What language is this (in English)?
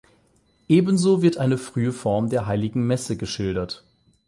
German